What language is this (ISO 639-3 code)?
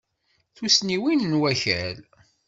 kab